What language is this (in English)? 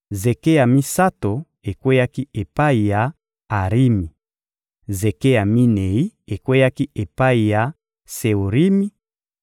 Lingala